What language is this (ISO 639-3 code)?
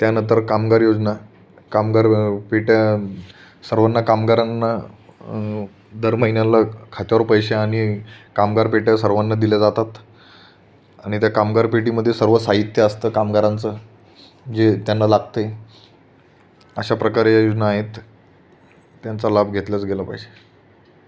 mar